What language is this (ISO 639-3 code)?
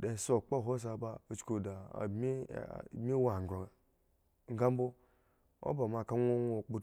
ego